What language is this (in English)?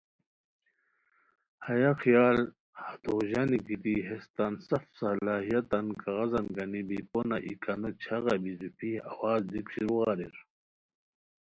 Khowar